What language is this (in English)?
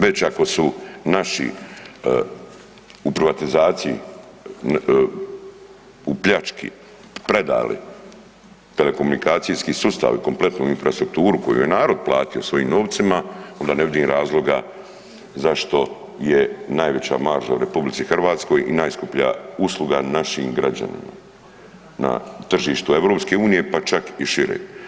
Croatian